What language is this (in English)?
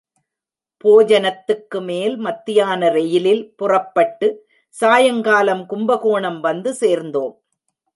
Tamil